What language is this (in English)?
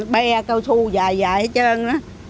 Vietnamese